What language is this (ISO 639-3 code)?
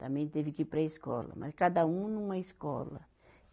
por